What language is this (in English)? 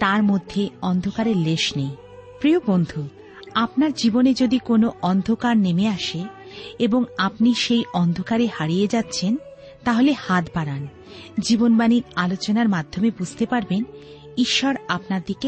Bangla